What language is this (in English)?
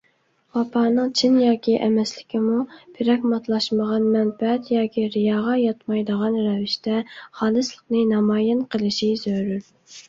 Uyghur